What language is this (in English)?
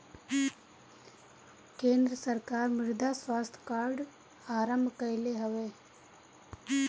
Bhojpuri